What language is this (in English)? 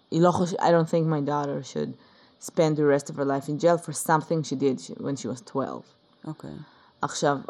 Hebrew